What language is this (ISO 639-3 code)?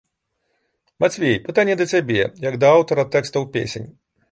bel